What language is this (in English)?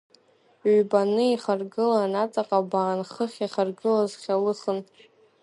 Abkhazian